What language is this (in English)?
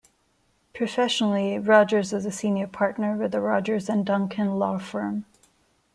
English